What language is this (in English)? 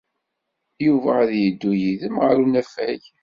Kabyle